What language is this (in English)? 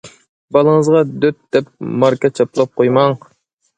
Uyghur